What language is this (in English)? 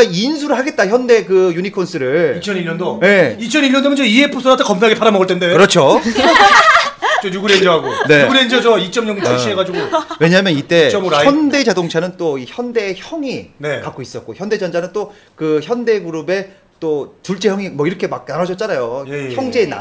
Korean